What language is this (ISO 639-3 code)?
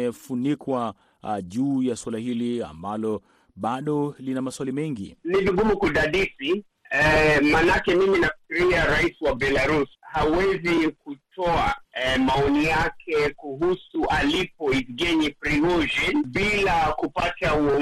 swa